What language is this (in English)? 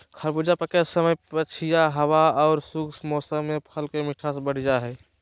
Magahi